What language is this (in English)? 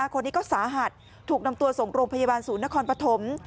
Thai